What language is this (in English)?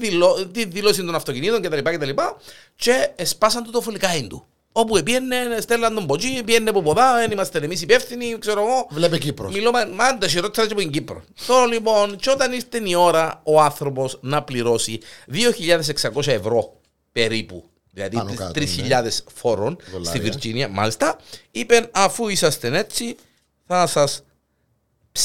Greek